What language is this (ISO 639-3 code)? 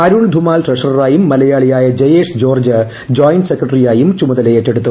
mal